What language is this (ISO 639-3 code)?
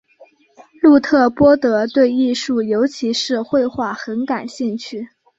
zho